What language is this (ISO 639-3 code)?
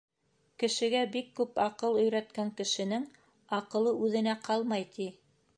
bak